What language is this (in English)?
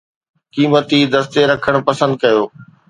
Sindhi